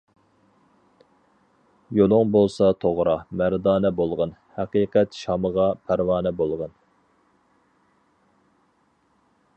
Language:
Uyghur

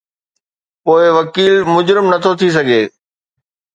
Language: Sindhi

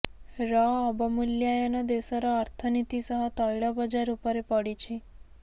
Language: Odia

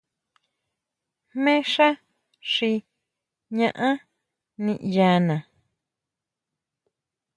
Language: Huautla Mazatec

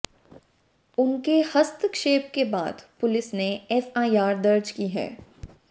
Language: Hindi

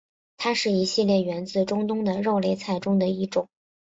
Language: Chinese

